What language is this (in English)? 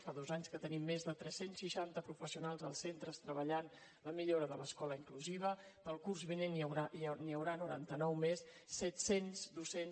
Catalan